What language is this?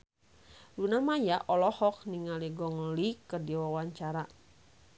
Sundanese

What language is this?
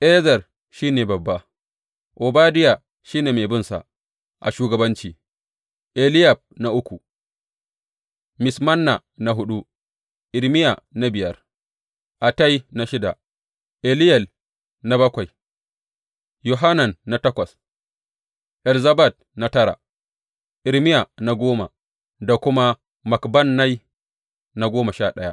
Hausa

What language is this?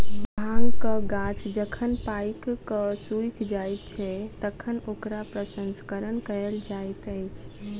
Maithili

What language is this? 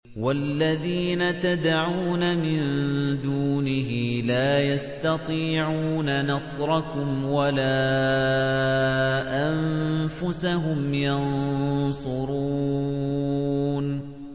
Arabic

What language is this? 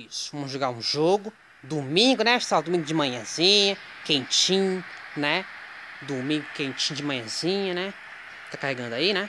Portuguese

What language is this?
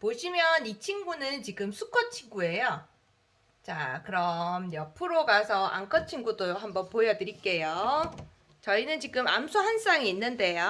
Korean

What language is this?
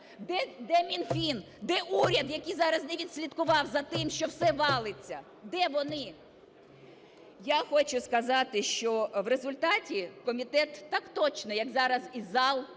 Ukrainian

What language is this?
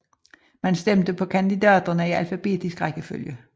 Danish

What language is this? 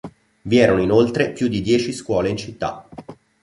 Italian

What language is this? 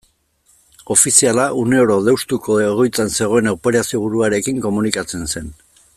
Basque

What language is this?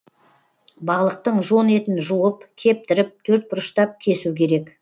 Kazakh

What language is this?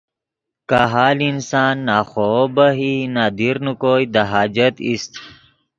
Yidgha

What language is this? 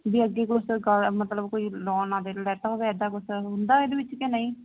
Punjabi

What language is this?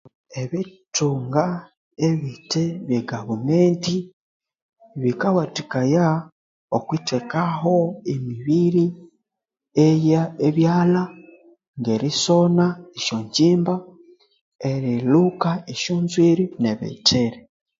Konzo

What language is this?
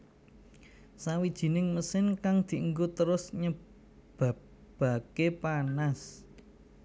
Javanese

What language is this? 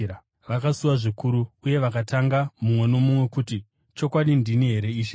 Shona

